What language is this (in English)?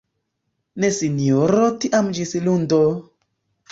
Esperanto